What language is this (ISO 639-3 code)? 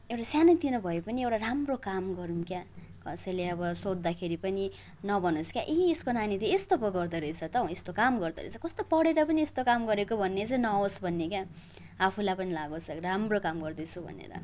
nep